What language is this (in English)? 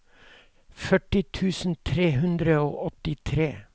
Norwegian